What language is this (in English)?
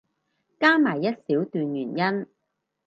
Cantonese